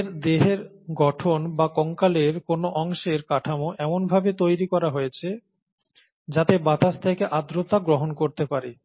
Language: Bangla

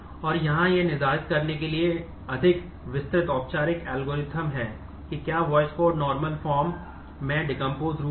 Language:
Hindi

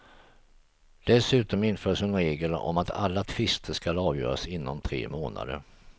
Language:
Swedish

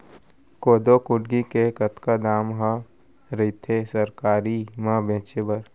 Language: Chhattisgarhi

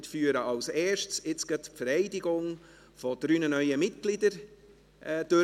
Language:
Swiss German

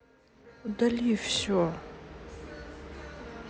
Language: Russian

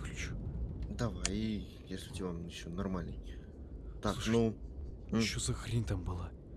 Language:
Russian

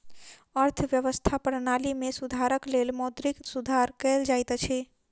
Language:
Maithili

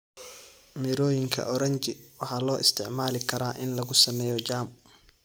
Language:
Somali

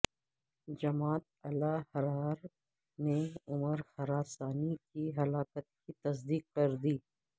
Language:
Urdu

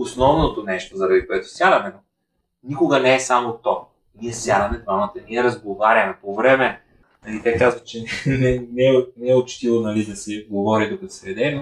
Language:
Bulgarian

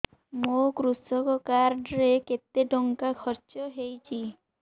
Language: Odia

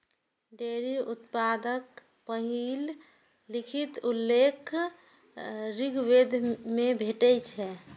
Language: Maithili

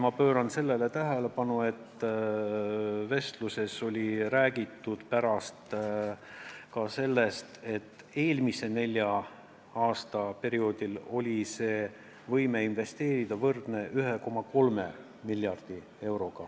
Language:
Estonian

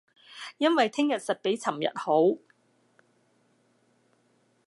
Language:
Cantonese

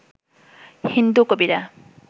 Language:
Bangla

